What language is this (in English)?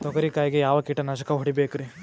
Kannada